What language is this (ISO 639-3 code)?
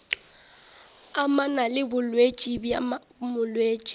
nso